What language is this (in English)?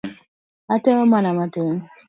Luo (Kenya and Tanzania)